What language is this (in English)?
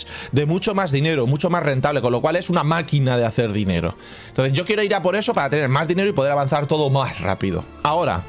Spanish